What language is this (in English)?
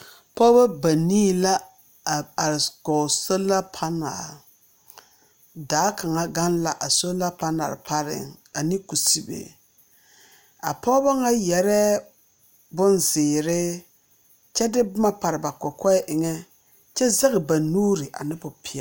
Southern Dagaare